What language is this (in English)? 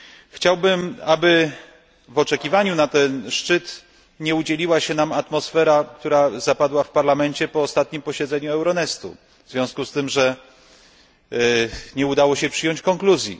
Polish